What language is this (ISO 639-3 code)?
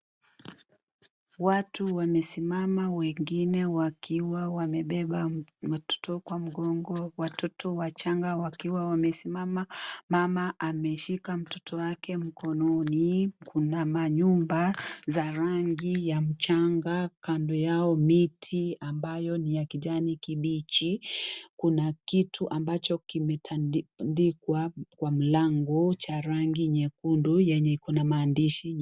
swa